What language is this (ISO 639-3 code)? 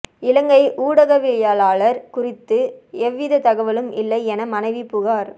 tam